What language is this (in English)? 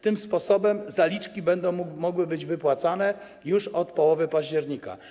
Polish